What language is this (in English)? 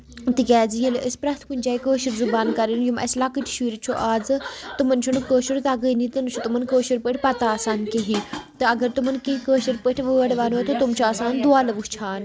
Kashmiri